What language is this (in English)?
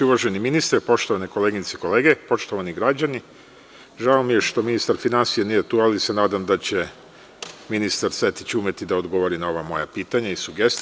Serbian